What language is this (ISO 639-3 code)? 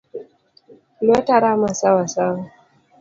luo